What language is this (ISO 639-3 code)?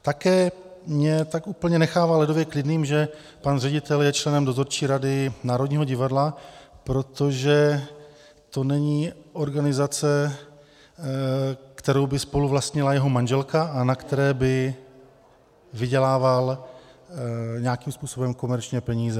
ces